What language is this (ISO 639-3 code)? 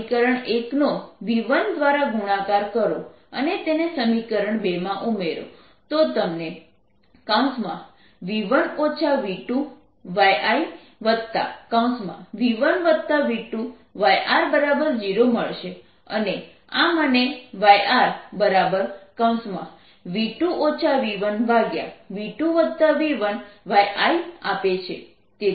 guj